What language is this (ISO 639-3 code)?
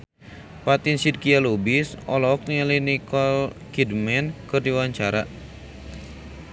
sun